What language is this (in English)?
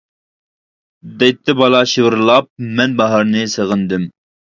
Uyghur